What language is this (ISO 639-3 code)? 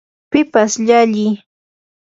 qur